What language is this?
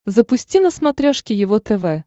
Russian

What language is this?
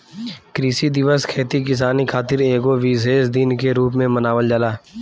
Bhojpuri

